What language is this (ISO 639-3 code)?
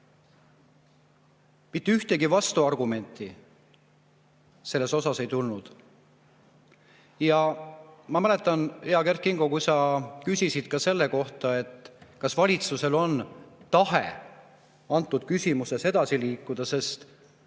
est